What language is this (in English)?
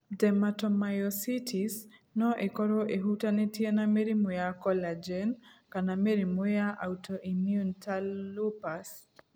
Kikuyu